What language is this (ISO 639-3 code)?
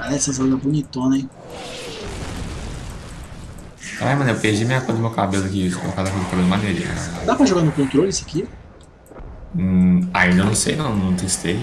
por